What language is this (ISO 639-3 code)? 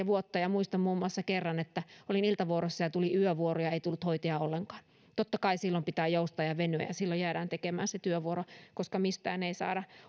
fin